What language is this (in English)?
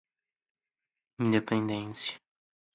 Portuguese